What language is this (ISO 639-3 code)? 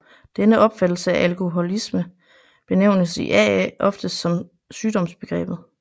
dan